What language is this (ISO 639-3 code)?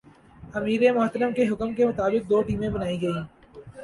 urd